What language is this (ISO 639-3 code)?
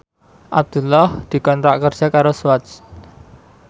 jav